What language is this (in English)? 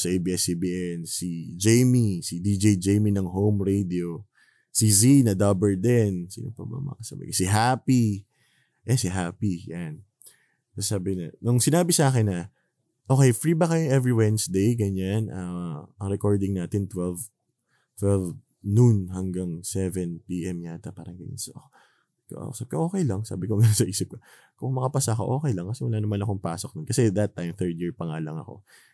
Filipino